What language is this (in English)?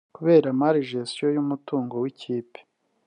Kinyarwanda